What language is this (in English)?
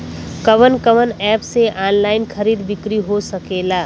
Bhojpuri